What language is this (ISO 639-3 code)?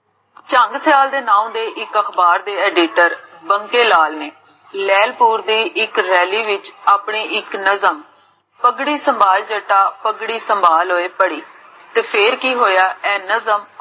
pan